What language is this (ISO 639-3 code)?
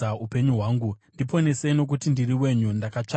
sna